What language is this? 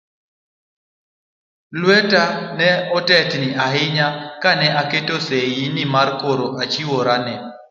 Luo (Kenya and Tanzania)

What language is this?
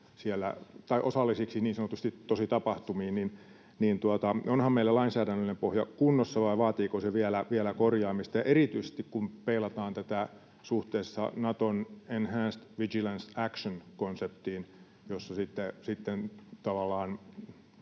Finnish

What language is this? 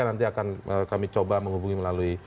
Indonesian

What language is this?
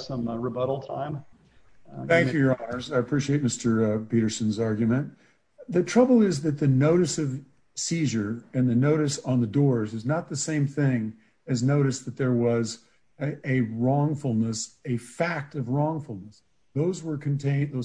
English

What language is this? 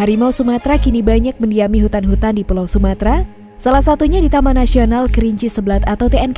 Indonesian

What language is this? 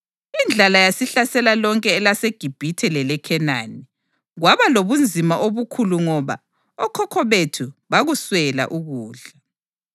North Ndebele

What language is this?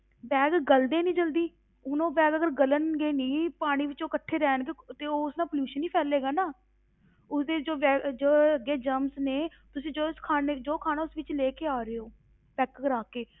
Punjabi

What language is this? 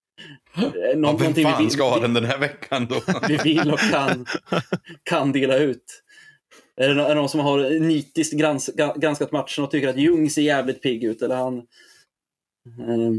Swedish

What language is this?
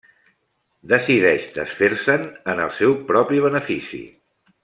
Catalan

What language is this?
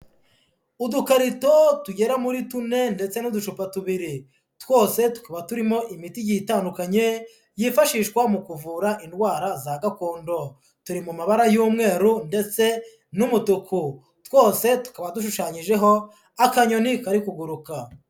Kinyarwanda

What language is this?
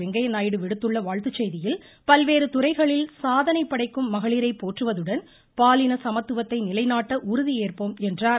Tamil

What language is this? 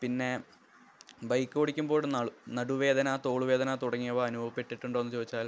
Malayalam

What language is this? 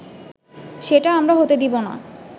Bangla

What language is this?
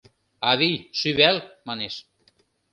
Mari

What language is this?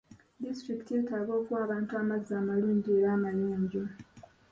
Ganda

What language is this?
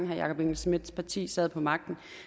Danish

